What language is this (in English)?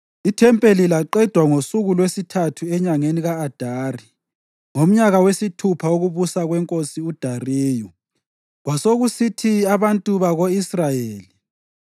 North Ndebele